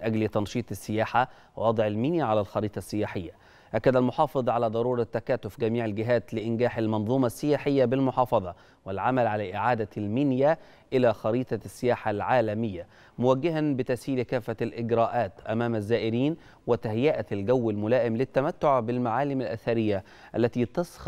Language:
Arabic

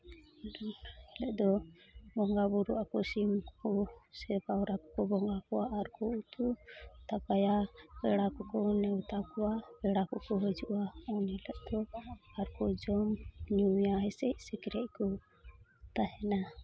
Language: Santali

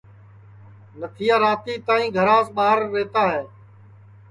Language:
Sansi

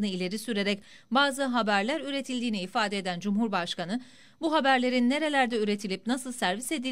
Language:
Turkish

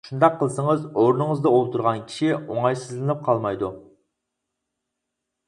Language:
Uyghur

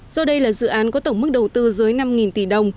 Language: Vietnamese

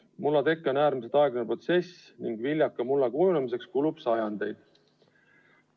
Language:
Estonian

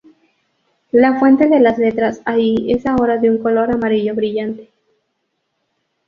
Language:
Spanish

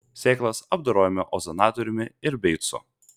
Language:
Lithuanian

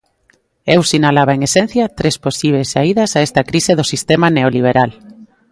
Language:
Galician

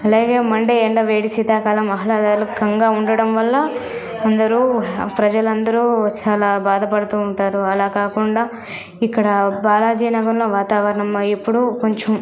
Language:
Telugu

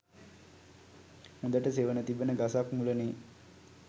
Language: Sinhala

